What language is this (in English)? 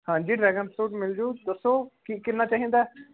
Punjabi